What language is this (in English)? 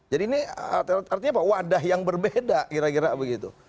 Indonesian